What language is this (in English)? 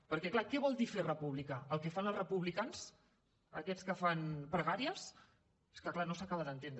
Catalan